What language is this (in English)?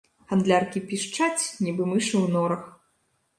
Belarusian